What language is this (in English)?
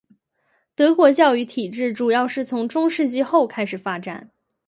Chinese